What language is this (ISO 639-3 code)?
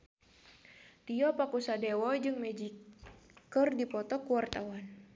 sun